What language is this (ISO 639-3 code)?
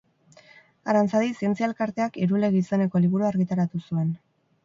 eus